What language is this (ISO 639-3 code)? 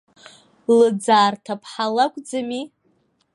abk